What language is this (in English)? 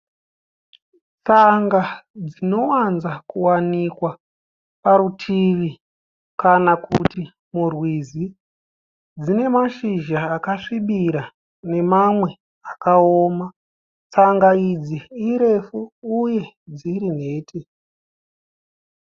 Shona